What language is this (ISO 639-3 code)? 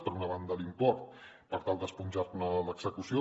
cat